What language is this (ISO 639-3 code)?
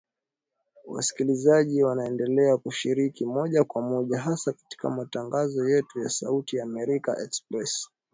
swa